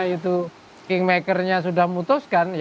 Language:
Indonesian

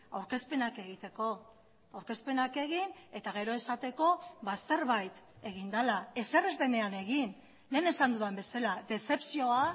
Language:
Basque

